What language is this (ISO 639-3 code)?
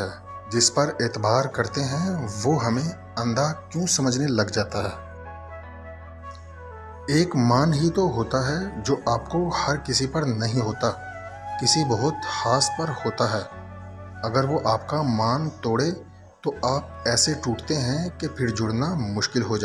urd